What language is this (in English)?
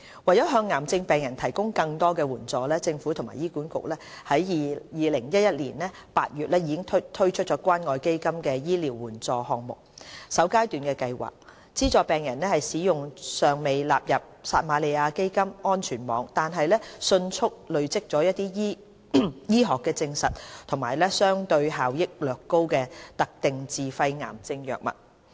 Cantonese